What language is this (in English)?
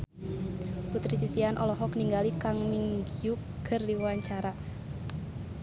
Sundanese